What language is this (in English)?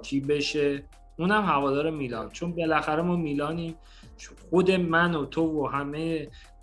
Persian